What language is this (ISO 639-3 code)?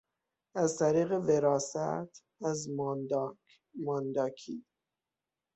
fas